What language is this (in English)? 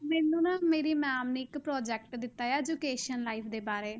Punjabi